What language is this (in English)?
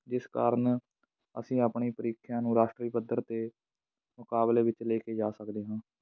Punjabi